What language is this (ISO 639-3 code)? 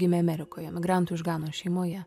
lit